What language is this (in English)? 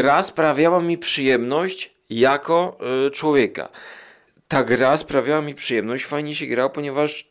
Polish